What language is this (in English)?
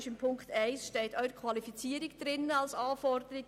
Swiss German